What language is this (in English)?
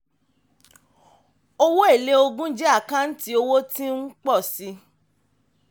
Yoruba